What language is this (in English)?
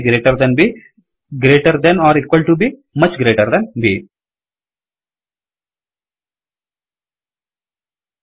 Kannada